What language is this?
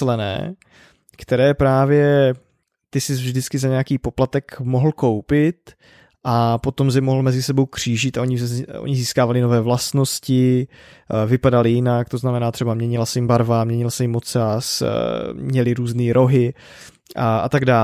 Czech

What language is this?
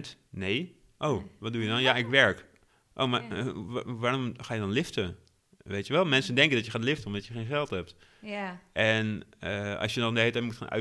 Dutch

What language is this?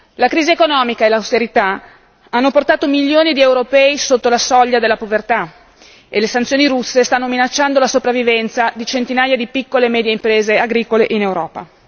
Italian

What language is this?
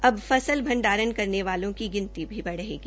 Hindi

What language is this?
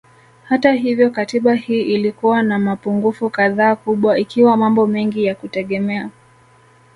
Swahili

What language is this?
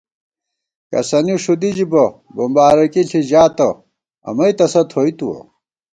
Gawar-Bati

